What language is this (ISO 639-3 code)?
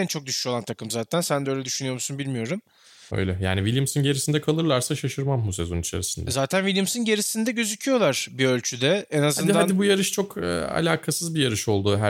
tur